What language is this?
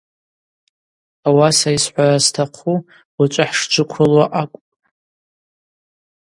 Abaza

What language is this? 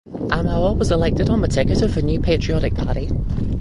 English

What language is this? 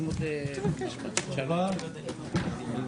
Hebrew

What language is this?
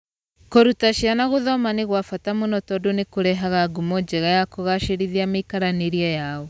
Kikuyu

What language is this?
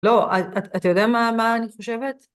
Hebrew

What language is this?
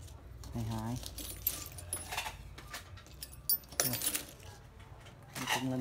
Vietnamese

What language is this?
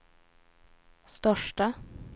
Swedish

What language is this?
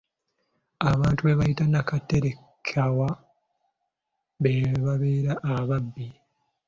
Ganda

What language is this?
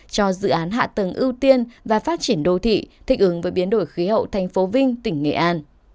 Vietnamese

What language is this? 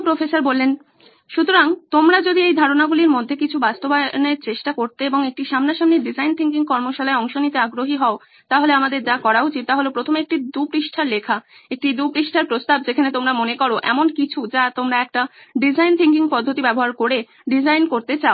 Bangla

